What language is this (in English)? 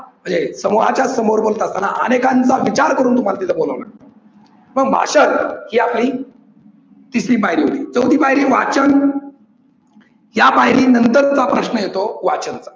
Marathi